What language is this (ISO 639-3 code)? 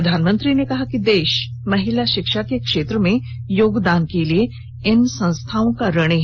hin